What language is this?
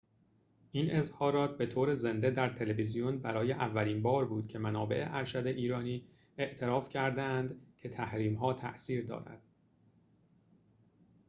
Persian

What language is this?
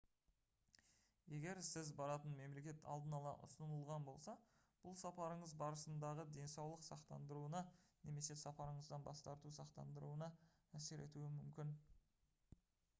Kazakh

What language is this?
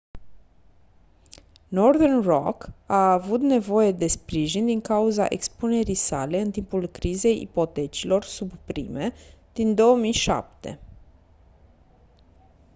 Romanian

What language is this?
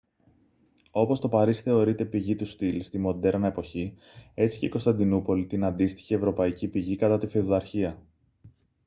Greek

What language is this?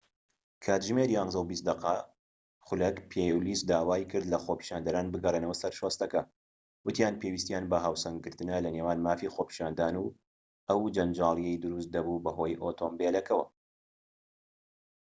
Central Kurdish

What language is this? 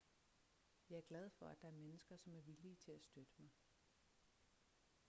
Danish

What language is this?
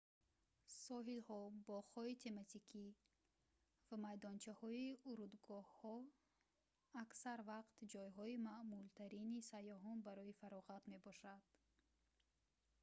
Tajik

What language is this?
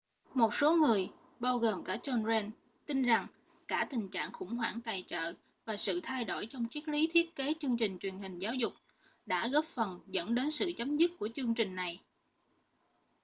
Vietnamese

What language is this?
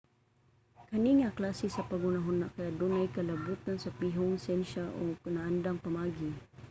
Cebuano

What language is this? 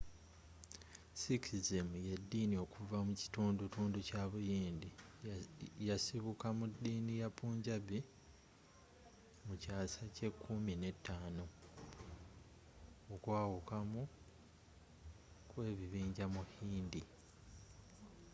Ganda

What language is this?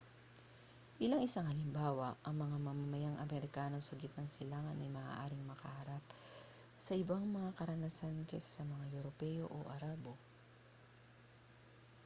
Filipino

